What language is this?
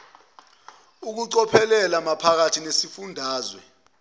Zulu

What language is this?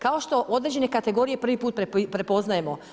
Croatian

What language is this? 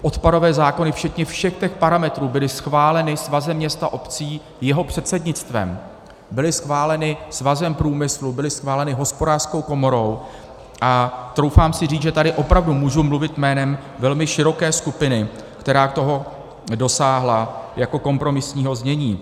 Czech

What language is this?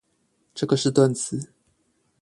Chinese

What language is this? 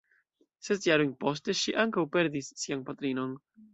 Esperanto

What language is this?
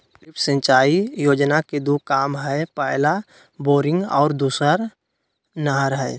Magahi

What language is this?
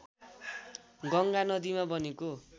Nepali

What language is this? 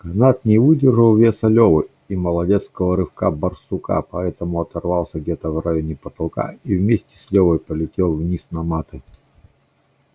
Russian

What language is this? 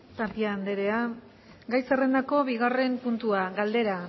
Basque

